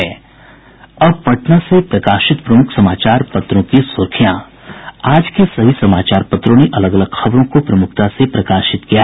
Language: Hindi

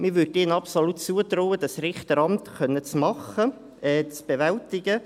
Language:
Swiss German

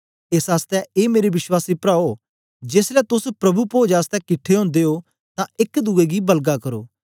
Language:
Dogri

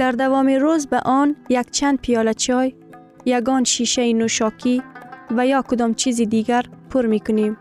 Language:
Persian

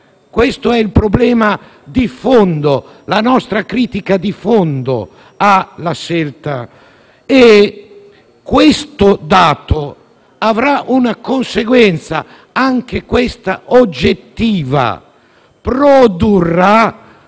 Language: Italian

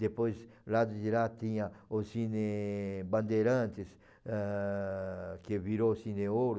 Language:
Portuguese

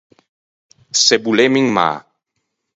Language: Ligurian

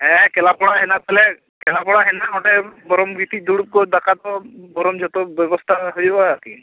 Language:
Santali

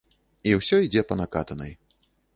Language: Belarusian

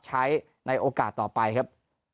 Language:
Thai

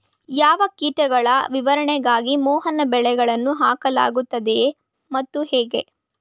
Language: Kannada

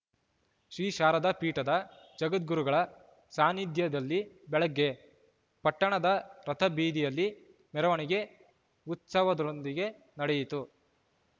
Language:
Kannada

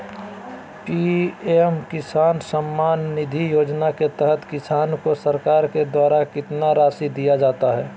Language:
Magahi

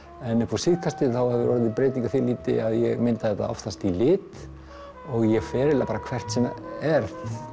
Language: Icelandic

